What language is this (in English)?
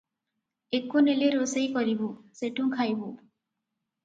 Odia